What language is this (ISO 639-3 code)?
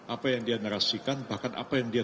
ind